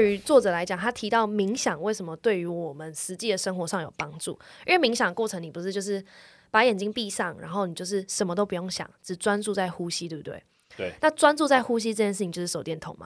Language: Chinese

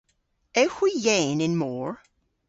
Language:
Cornish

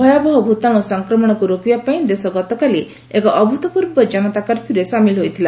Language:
Odia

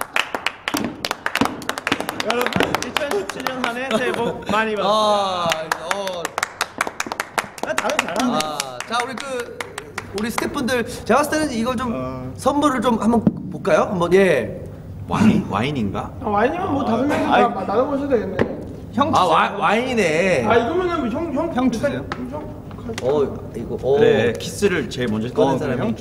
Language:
Korean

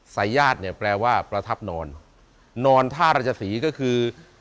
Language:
Thai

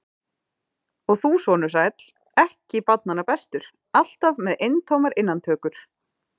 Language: Icelandic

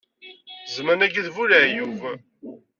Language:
Kabyle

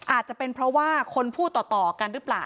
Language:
Thai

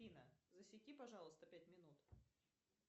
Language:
Russian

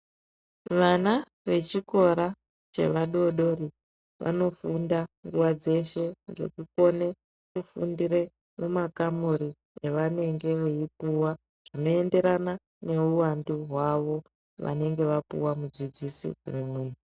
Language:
Ndau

